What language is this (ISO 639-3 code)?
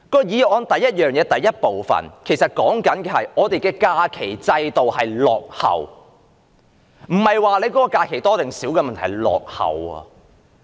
yue